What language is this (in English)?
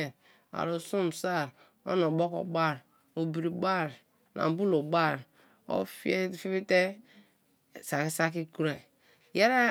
Kalabari